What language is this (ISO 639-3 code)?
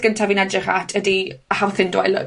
cym